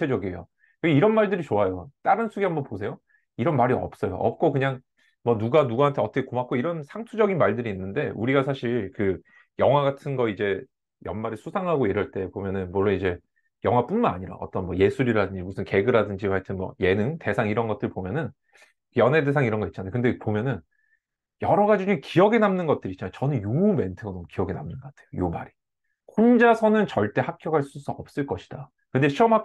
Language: Korean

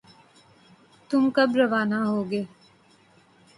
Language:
Urdu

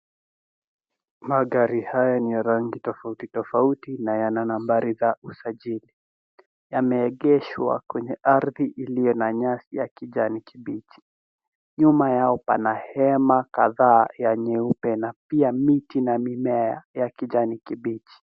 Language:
Swahili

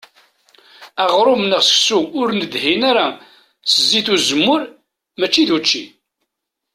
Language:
Kabyle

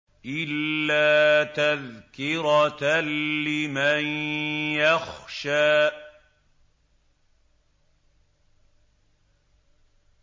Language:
Arabic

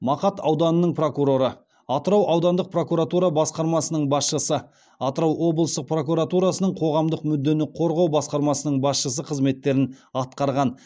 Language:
Kazakh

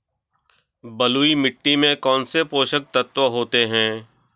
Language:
Hindi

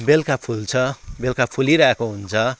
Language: Nepali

